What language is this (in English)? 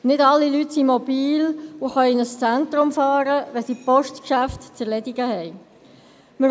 Swiss German